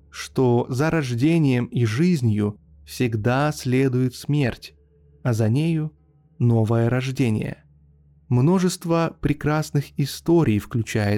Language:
Russian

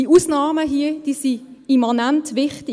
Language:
Swiss German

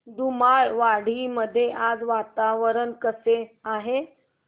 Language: Marathi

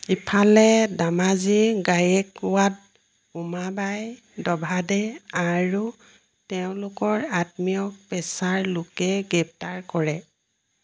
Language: Assamese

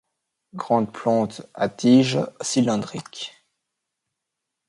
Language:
French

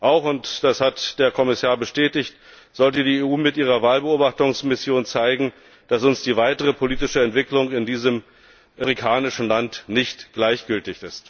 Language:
German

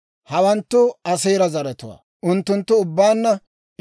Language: Dawro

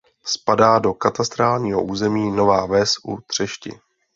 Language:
Czech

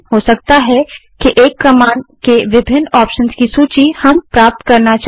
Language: Hindi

